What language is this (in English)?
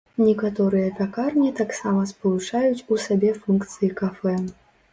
Belarusian